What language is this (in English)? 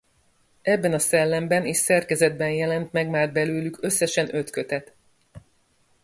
Hungarian